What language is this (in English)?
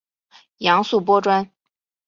Chinese